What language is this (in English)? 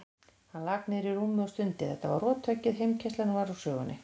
Icelandic